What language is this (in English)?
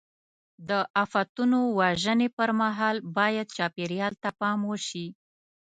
Pashto